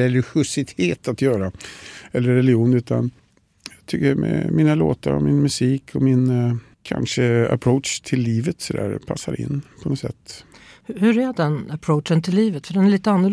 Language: Swedish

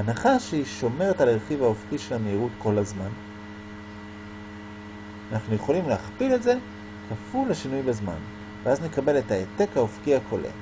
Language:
Hebrew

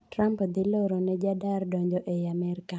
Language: Luo (Kenya and Tanzania)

